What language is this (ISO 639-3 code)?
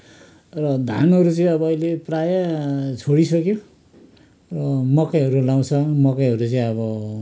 nep